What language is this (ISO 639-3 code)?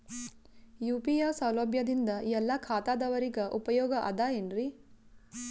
kan